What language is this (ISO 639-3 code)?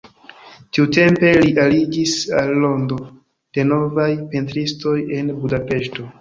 epo